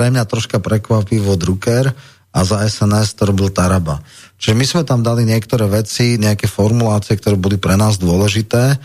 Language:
Slovak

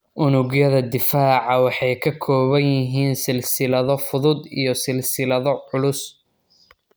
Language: Somali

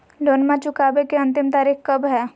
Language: Magahi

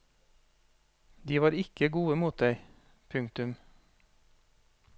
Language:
Norwegian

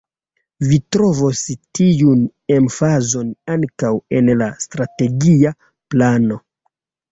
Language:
Esperanto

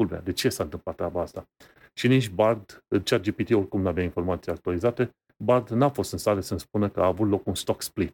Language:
Romanian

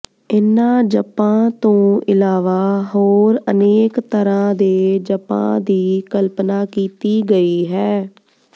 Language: Punjabi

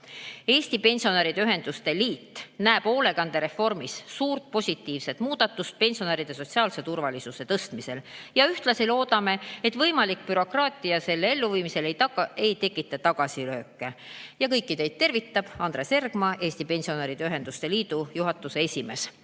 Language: Estonian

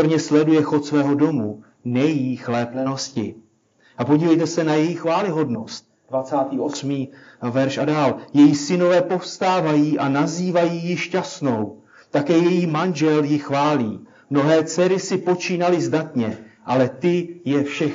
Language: Czech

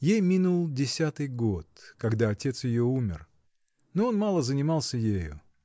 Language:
Russian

